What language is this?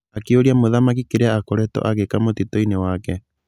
Kikuyu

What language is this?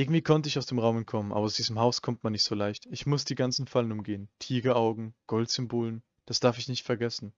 German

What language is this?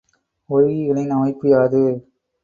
Tamil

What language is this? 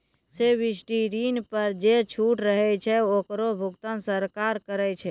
Maithili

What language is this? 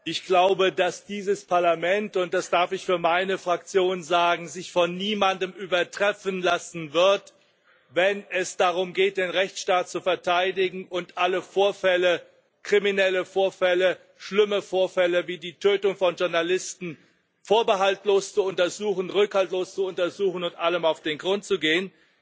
German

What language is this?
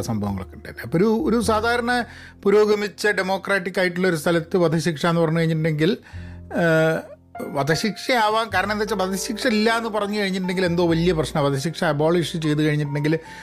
Malayalam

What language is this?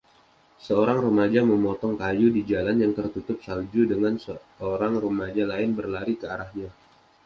Indonesian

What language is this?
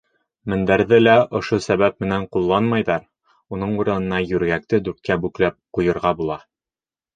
Bashkir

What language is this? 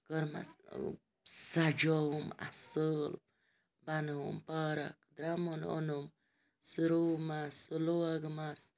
Kashmiri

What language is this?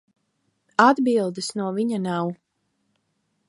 Latvian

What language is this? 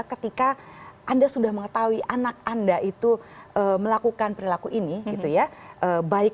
Indonesian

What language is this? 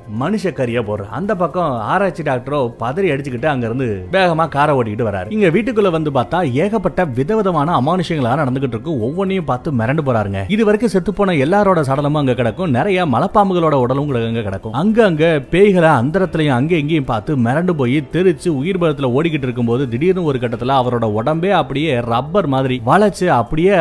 Tamil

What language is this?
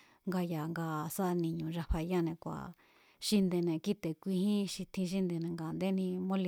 Mazatlán Mazatec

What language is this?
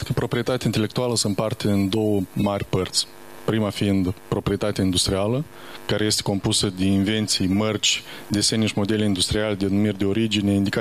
Romanian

